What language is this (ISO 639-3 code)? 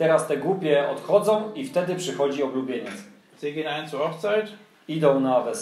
pol